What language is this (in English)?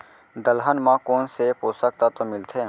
Chhattisgarhi